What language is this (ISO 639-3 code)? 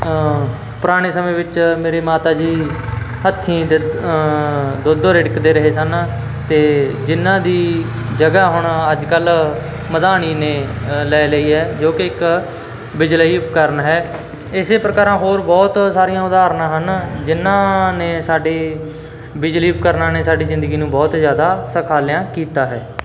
pan